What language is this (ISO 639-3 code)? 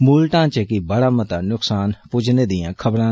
doi